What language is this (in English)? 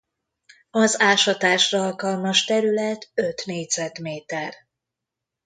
Hungarian